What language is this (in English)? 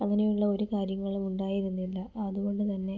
Malayalam